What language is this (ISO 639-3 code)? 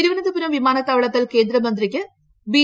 mal